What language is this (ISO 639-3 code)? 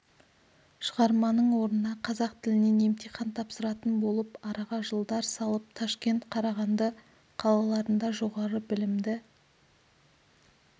kaz